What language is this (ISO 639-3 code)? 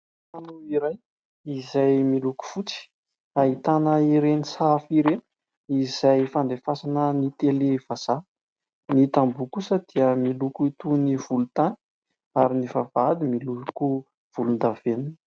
mlg